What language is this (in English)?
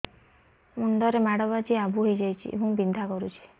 Odia